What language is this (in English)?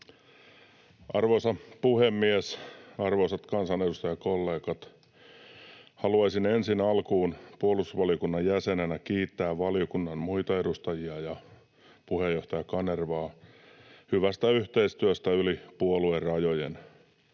Finnish